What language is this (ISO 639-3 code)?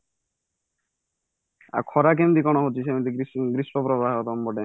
ori